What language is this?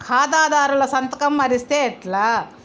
Telugu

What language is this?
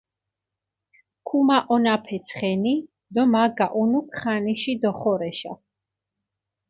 Mingrelian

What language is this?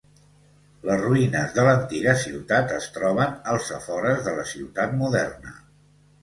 Catalan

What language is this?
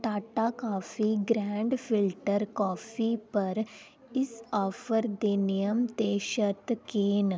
Dogri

